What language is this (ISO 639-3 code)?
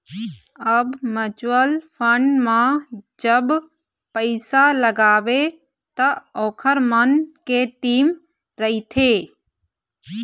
hne